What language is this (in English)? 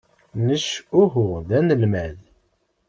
Kabyle